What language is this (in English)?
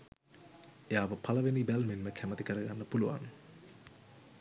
Sinhala